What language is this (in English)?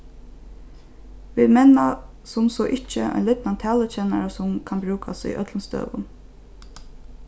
Faroese